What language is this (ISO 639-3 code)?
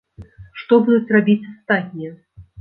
bel